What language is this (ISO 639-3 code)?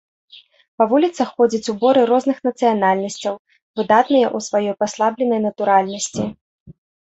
bel